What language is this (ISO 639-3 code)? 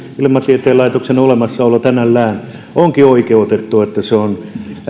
fin